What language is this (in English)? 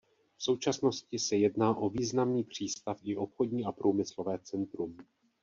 Czech